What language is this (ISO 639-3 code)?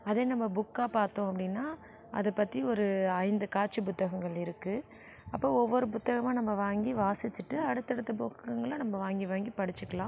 tam